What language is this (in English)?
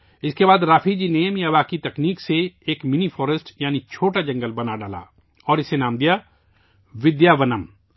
Urdu